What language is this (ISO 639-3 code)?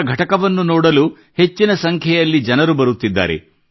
kan